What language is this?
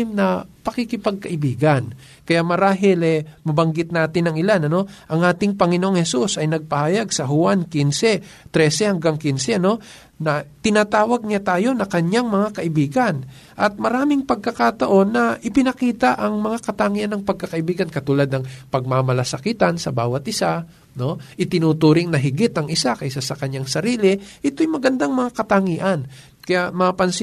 Filipino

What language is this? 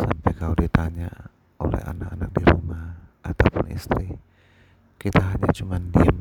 Indonesian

